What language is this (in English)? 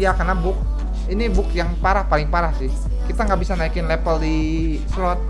Indonesian